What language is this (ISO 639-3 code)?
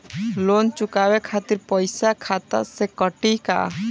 bho